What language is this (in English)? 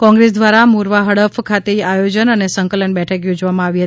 Gujarati